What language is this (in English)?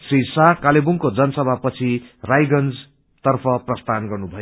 Nepali